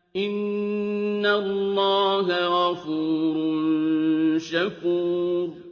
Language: Arabic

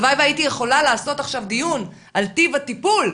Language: Hebrew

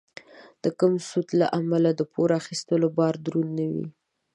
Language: Pashto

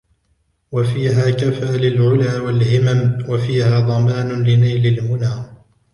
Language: Arabic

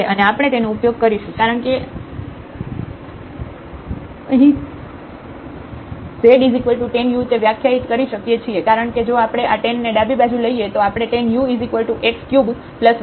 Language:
Gujarati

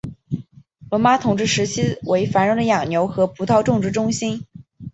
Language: Chinese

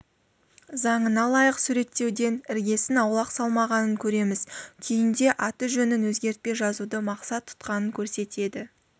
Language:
Kazakh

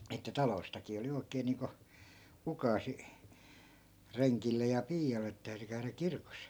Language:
Finnish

